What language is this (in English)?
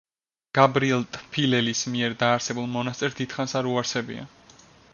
Georgian